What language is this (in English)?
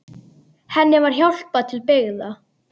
Icelandic